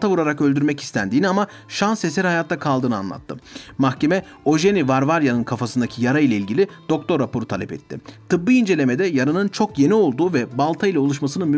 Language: Turkish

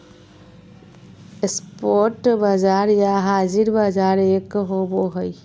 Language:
Magahi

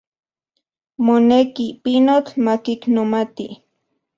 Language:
Central Puebla Nahuatl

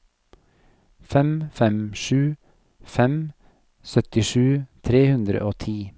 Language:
Norwegian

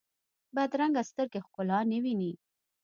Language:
Pashto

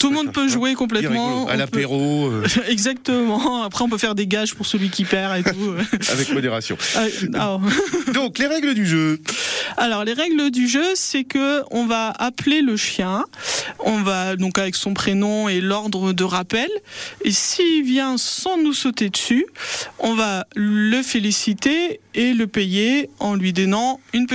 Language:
French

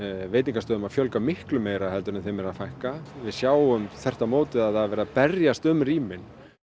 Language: Icelandic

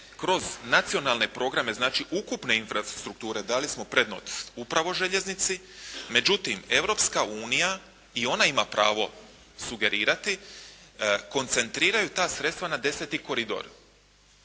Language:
Croatian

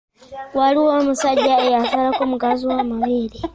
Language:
Ganda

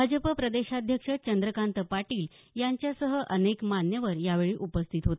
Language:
Marathi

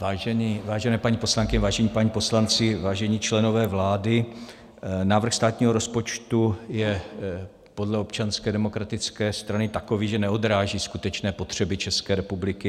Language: Czech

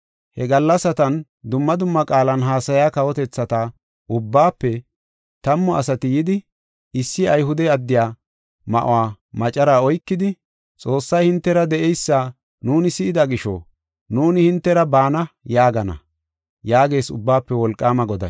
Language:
Gofa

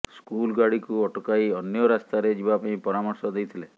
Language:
Odia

